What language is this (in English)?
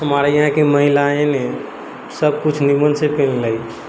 Maithili